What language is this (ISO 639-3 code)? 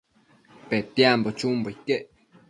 mcf